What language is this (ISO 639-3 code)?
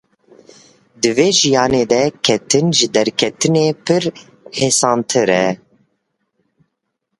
kur